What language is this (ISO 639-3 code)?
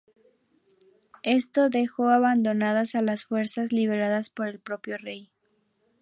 spa